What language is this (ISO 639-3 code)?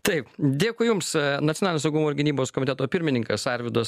lit